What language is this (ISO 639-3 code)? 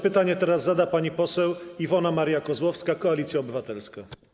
pol